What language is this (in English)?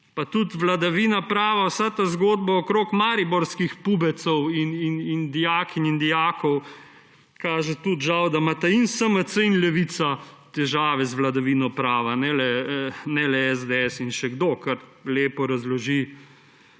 Slovenian